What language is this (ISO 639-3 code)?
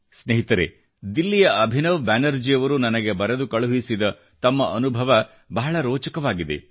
kan